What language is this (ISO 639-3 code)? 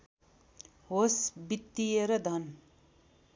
nep